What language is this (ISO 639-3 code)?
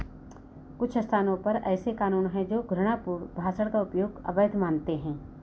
hin